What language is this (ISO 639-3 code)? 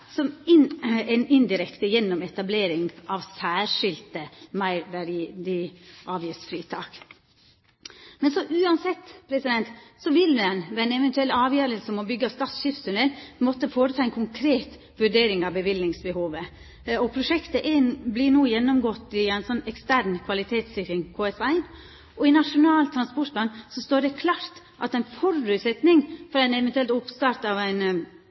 nno